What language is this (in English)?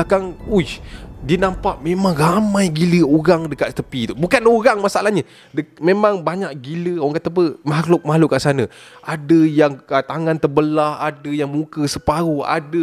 Malay